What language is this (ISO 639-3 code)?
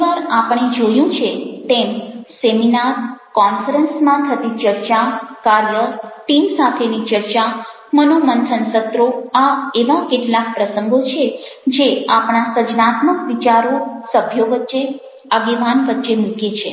guj